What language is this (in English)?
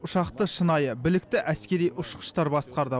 Kazakh